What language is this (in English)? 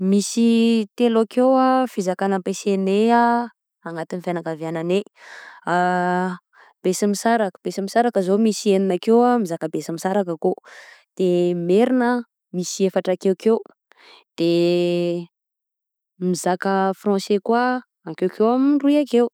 Southern Betsimisaraka Malagasy